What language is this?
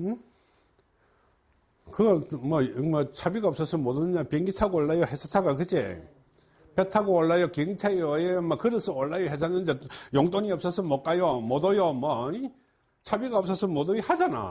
Korean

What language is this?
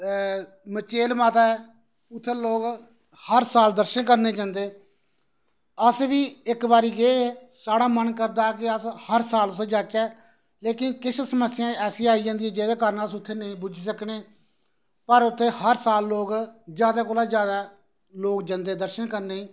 Dogri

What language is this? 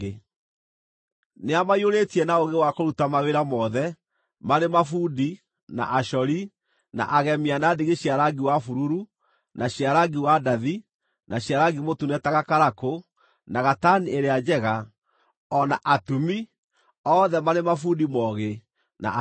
Kikuyu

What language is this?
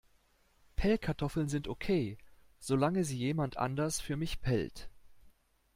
German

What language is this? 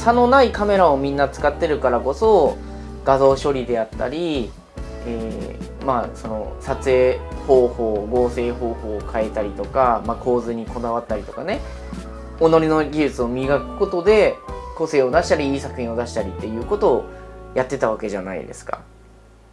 Japanese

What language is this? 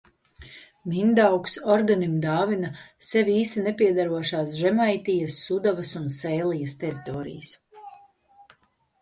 Latvian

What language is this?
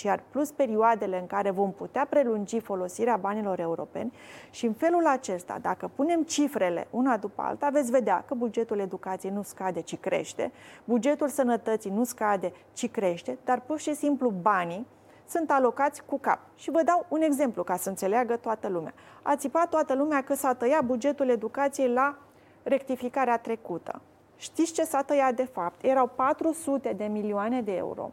Romanian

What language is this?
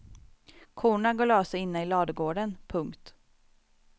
Swedish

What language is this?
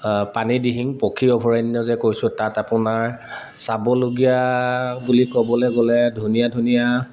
Assamese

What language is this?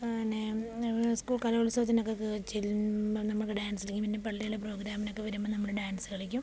Malayalam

